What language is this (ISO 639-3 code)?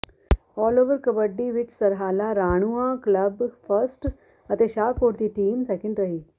pan